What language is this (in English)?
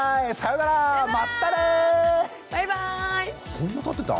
Japanese